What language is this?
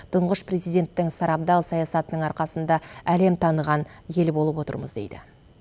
Kazakh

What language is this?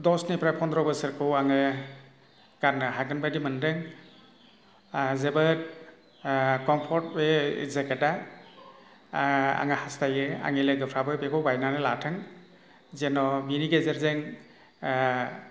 Bodo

